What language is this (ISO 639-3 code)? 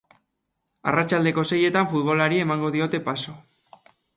eus